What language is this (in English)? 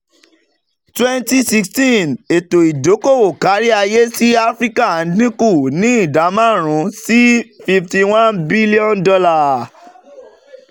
Yoruba